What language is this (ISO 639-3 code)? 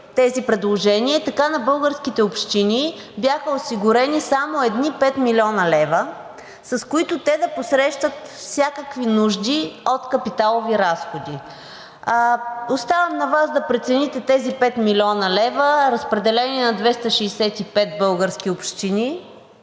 bul